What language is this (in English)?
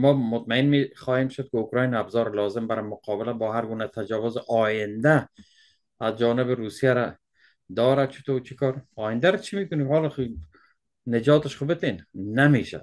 Persian